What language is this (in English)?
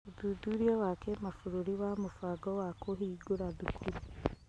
Kikuyu